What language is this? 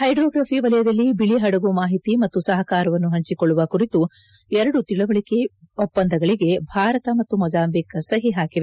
Kannada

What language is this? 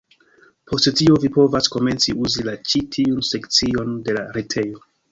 Esperanto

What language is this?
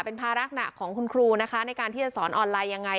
Thai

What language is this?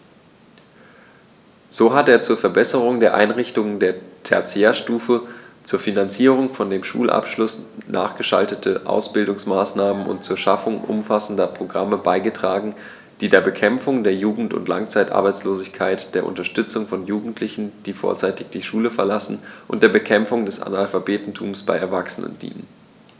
German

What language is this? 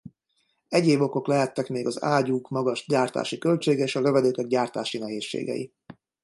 Hungarian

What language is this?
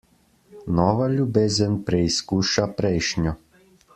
Slovenian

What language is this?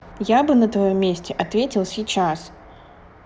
Russian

